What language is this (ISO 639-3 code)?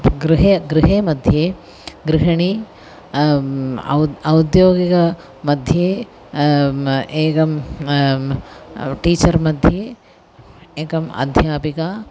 san